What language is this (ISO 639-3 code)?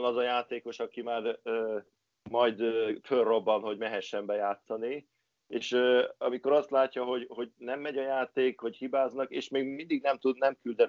hun